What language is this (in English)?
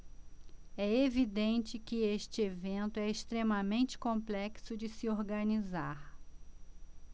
Portuguese